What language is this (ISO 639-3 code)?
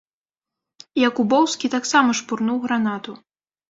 bel